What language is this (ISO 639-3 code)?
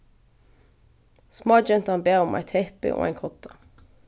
fao